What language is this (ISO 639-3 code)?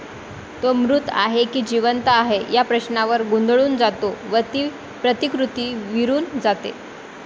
mar